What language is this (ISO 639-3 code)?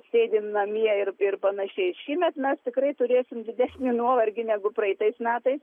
lit